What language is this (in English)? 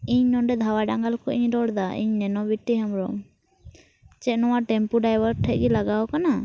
Santali